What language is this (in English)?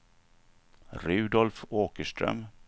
Swedish